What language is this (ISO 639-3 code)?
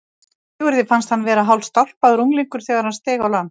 isl